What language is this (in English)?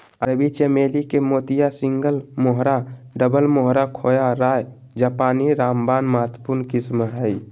Magahi